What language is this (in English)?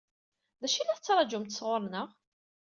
Kabyle